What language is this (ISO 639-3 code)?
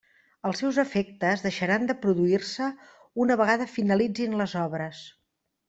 cat